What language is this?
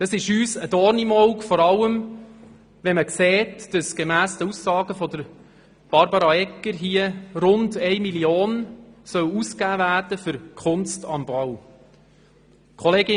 Swiss German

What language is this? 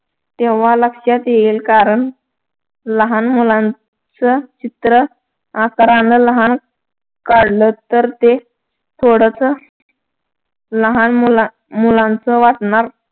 Marathi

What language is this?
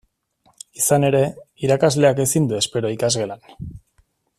Basque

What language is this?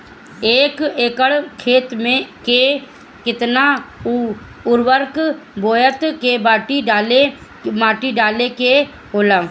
Bhojpuri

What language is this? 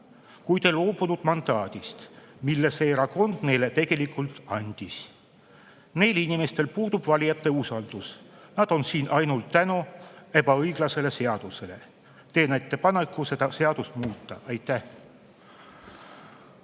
Estonian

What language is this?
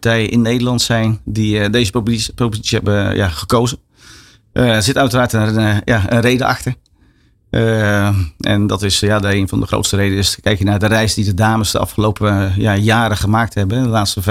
Dutch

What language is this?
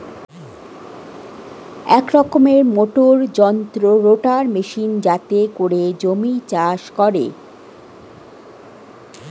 Bangla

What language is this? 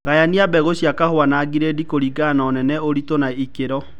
Kikuyu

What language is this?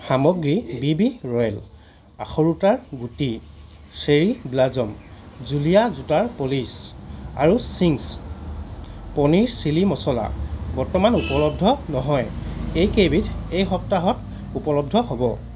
Assamese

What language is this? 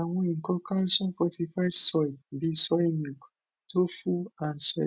Yoruba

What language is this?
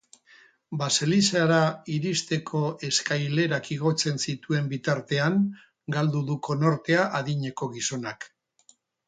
Basque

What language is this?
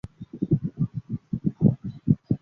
Chinese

